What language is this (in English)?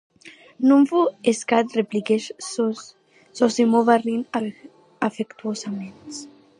Occitan